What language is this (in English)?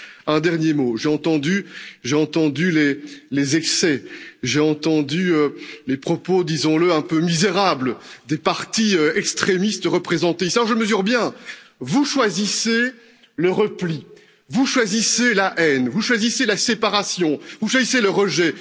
French